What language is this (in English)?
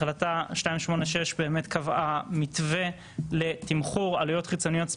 Hebrew